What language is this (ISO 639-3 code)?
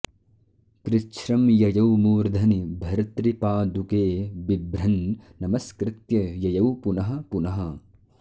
san